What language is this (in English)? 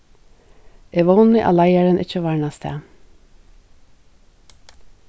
Faroese